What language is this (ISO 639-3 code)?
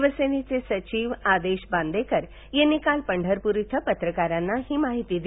mar